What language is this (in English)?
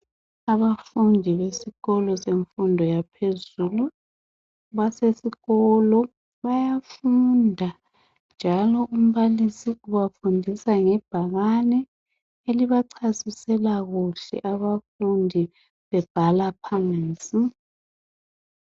North Ndebele